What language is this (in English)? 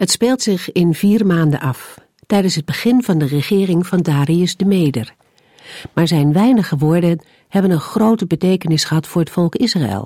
Dutch